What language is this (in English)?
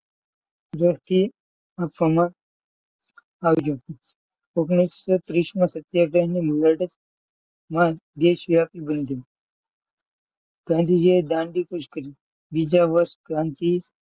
Gujarati